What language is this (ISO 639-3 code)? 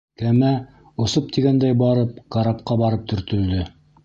bak